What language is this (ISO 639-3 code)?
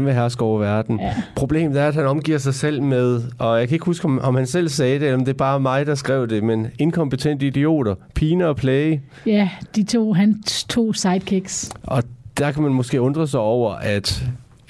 dan